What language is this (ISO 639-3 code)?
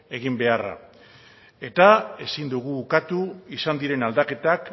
eus